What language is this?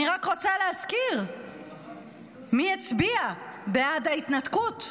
Hebrew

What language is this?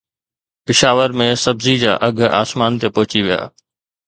Sindhi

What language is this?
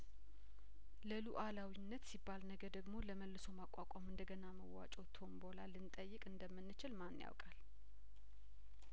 Amharic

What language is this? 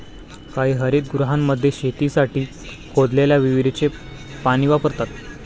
Marathi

